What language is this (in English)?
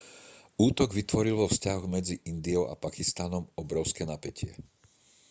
Slovak